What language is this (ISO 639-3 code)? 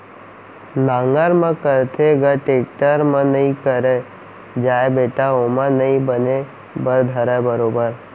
hne